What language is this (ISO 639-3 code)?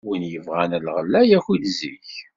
kab